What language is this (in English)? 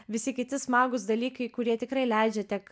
Lithuanian